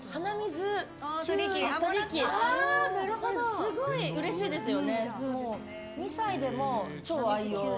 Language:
Japanese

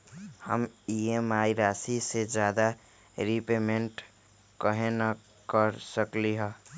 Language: Magahi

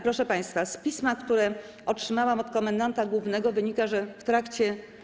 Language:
Polish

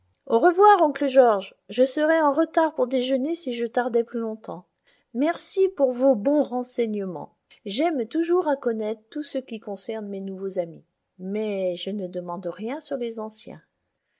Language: French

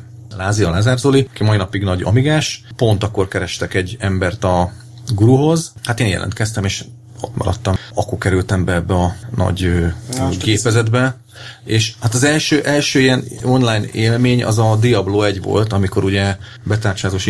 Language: Hungarian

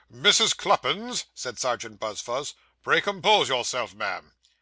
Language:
English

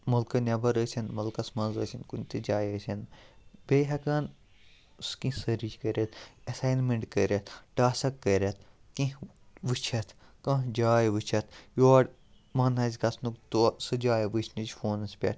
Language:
Kashmiri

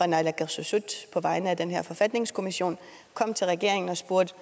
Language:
Danish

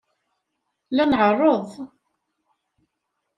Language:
Kabyle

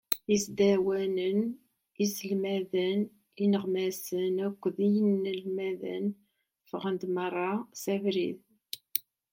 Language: Kabyle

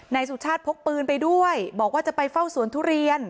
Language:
Thai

